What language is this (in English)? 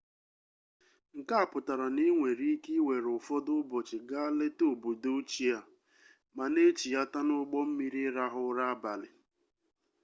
Igbo